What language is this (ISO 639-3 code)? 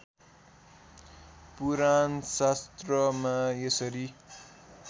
nep